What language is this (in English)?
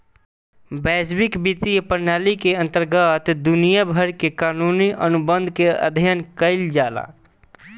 Bhojpuri